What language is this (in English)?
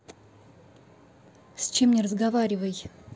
Russian